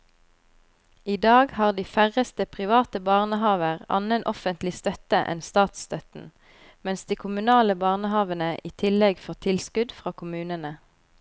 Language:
Norwegian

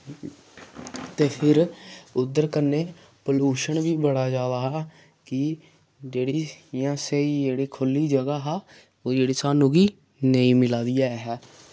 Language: Dogri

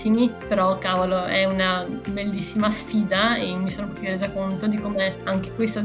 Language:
Italian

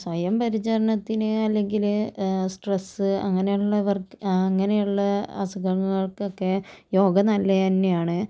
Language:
Malayalam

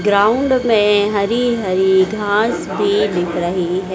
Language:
Hindi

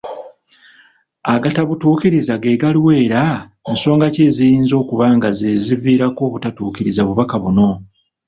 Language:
Ganda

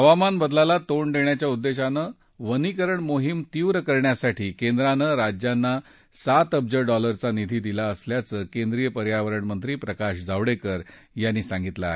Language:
Marathi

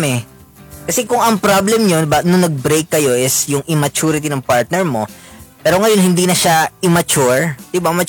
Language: Filipino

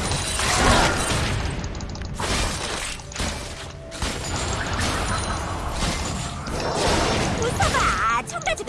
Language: Korean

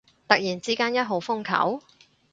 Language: Cantonese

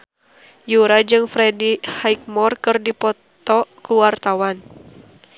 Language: Sundanese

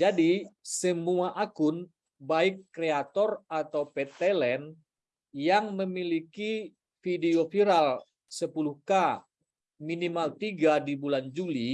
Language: Indonesian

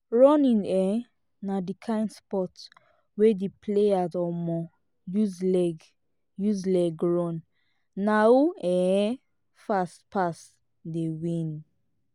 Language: Nigerian Pidgin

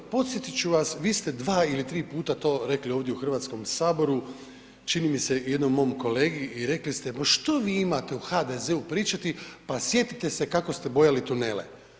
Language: Croatian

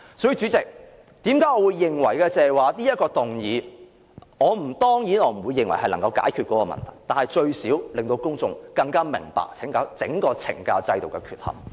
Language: Cantonese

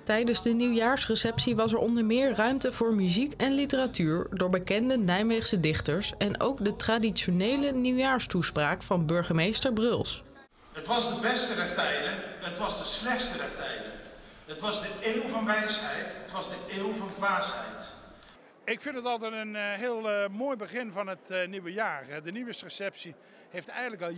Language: Dutch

